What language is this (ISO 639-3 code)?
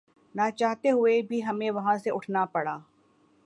urd